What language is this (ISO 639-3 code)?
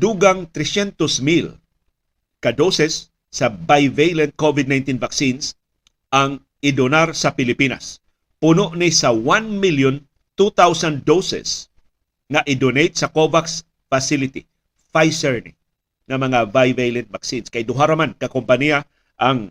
fil